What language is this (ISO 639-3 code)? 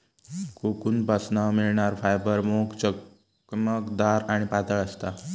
mar